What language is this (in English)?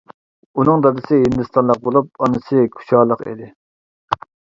Uyghur